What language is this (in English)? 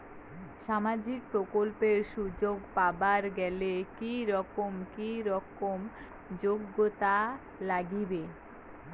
Bangla